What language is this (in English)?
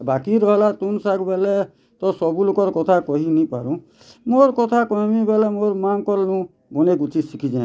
Odia